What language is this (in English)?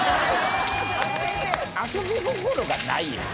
Japanese